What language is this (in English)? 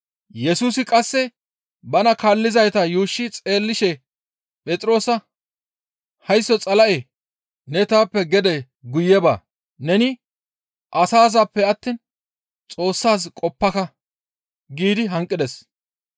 Gamo